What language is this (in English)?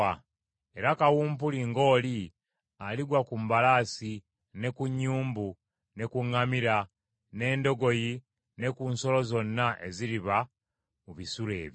Ganda